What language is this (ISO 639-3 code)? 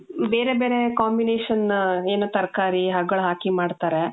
kan